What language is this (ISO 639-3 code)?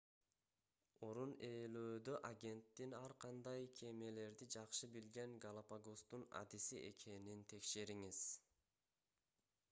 kir